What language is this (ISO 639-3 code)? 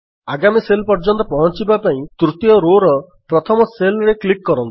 ori